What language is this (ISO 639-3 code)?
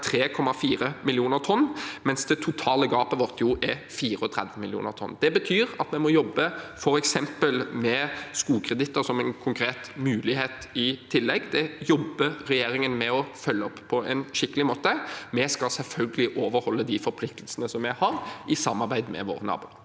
nor